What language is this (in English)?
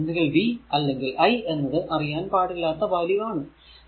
Malayalam